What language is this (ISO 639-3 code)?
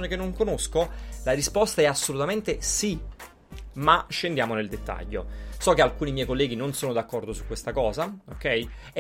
ita